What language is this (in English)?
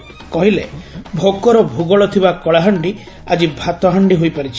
Odia